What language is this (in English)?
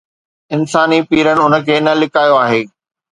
Sindhi